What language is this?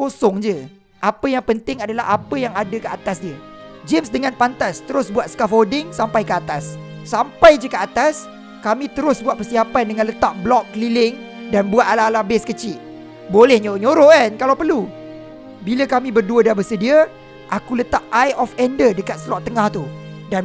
Malay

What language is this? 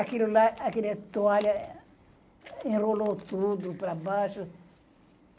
Portuguese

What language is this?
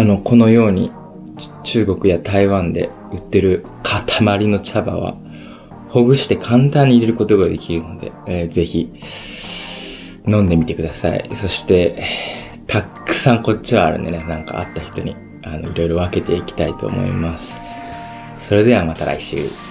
Japanese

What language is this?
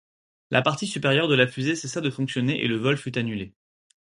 French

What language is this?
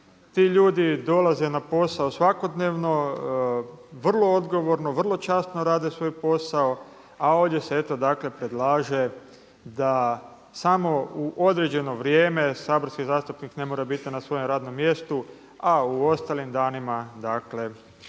Croatian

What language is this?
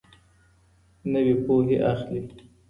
Pashto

